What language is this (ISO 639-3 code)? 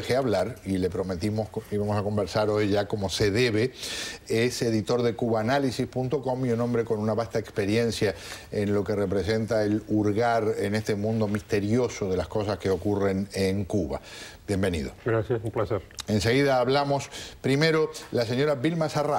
spa